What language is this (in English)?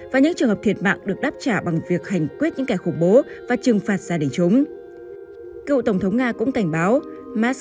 Vietnamese